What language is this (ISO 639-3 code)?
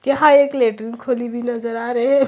hin